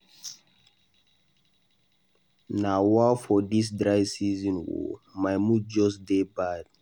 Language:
Nigerian Pidgin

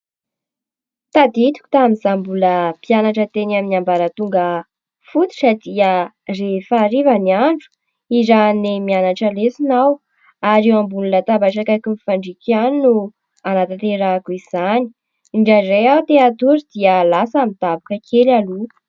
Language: Malagasy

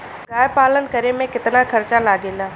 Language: Bhojpuri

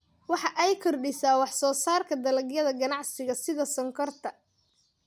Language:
Somali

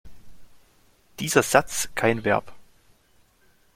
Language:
German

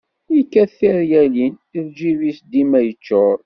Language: Kabyle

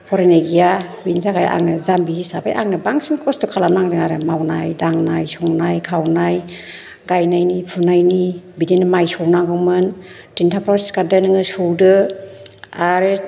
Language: Bodo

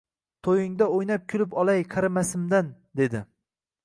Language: Uzbek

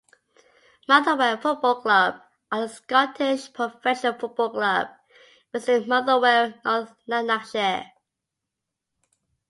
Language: English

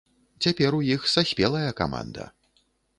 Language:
Belarusian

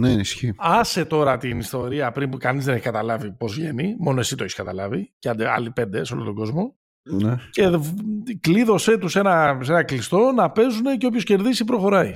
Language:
Greek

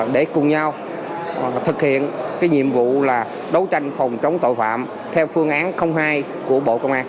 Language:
Vietnamese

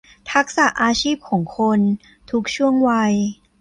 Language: Thai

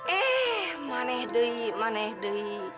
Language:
Indonesian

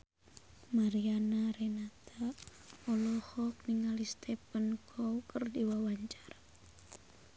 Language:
Sundanese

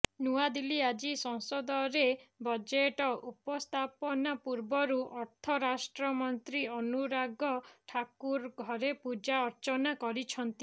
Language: Odia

